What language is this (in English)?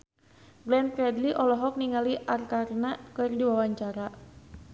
Sundanese